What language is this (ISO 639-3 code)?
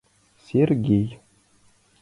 chm